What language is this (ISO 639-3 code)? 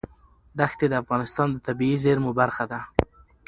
pus